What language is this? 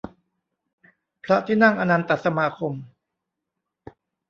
Thai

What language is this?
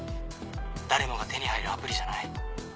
Japanese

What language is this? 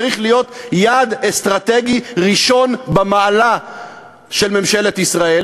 Hebrew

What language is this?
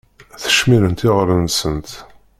Kabyle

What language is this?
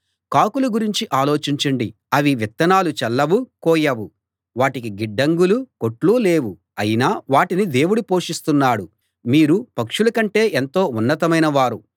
Telugu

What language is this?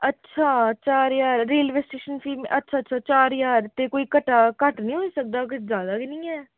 Dogri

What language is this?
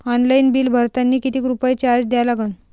Marathi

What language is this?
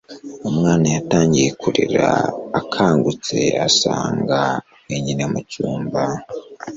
Kinyarwanda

